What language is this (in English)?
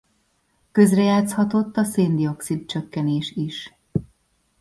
Hungarian